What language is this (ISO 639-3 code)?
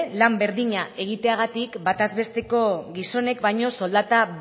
eus